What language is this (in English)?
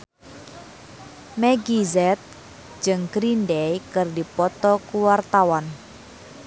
Sundanese